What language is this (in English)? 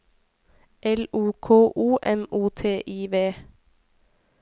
Norwegian